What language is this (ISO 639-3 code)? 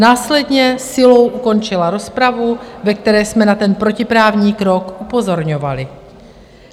ces